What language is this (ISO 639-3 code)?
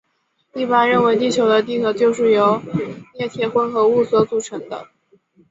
zho